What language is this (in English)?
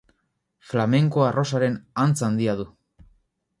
Basque